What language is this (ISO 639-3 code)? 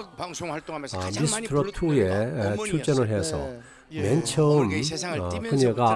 kor